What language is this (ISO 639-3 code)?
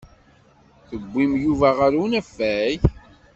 kab